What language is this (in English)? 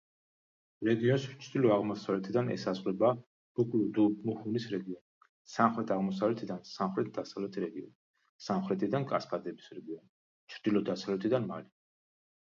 Georgian